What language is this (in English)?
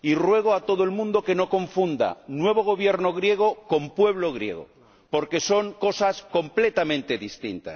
Spanish